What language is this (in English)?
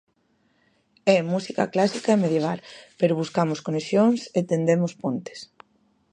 Galician